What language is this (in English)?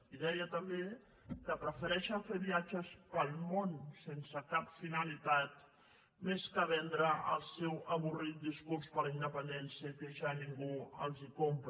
Catalan